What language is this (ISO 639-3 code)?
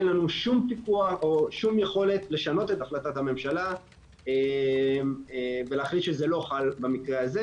heb